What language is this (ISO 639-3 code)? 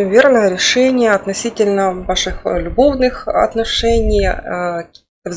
rus